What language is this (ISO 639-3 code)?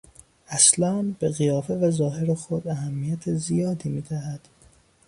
fas